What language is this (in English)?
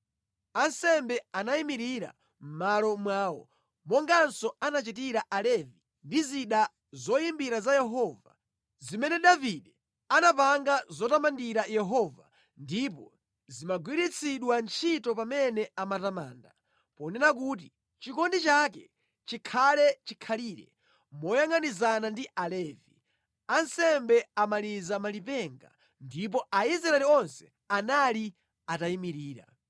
Nyanja